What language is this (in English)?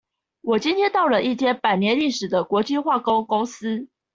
Chinese